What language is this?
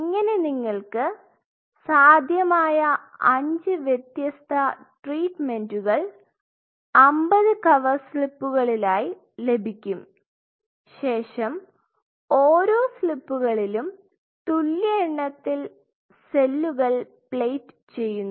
Malayalam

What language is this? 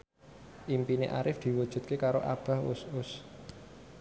Javanese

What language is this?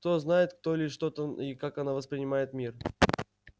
Russian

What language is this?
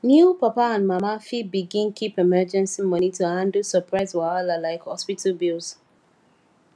Nigerian Pidgin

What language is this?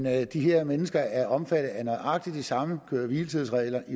Danish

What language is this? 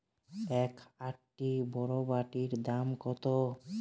Bangla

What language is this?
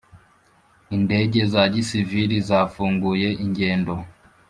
Kinyarwanda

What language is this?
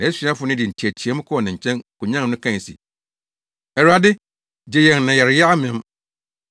Akan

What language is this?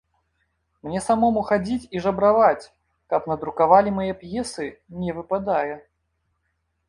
Belarusian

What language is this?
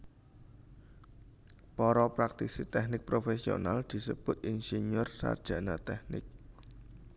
Javanese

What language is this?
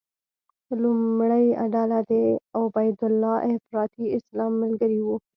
Pashto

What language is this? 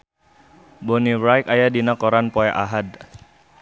Sundanese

